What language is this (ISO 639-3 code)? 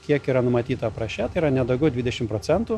lit